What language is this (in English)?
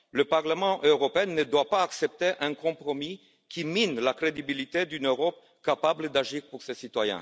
French